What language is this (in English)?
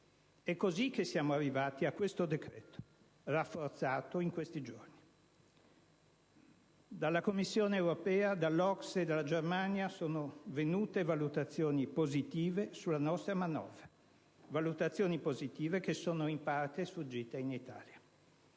Italian